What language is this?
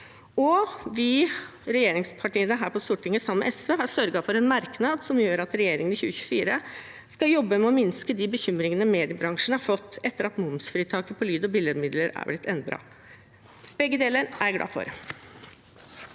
Norwegian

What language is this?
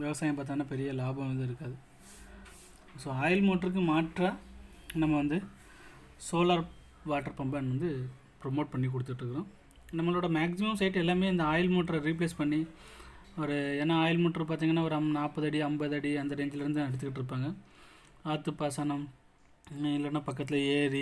Hindi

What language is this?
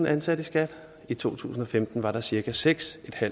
Danish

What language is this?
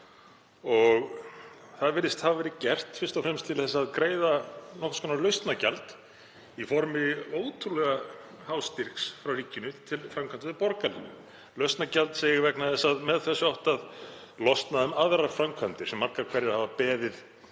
Icelandic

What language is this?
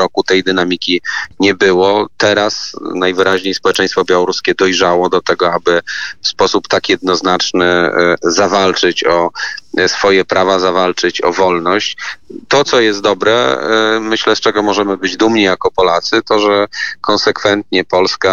Polish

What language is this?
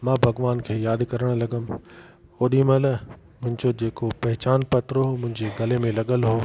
Sindhi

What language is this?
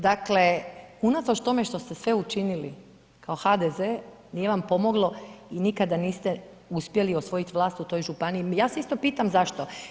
Croatian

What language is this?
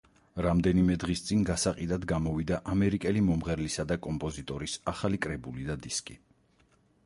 Georgian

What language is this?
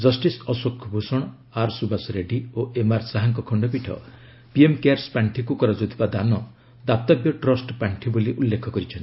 Odia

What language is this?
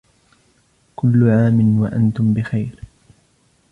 Arabic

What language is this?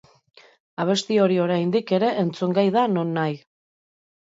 Basque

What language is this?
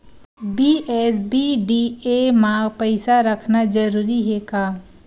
Chhattisgarhi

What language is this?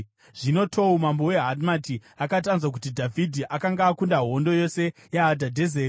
Shona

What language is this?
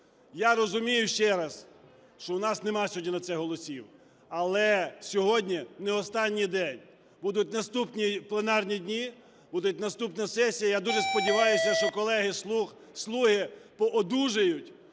Ukrainian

